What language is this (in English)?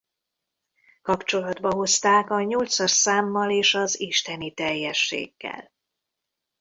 Hungarian